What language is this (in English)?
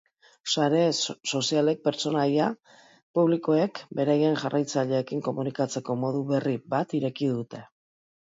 Basque